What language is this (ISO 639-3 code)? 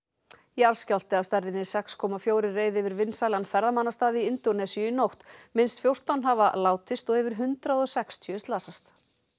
isl